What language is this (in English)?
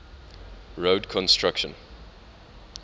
English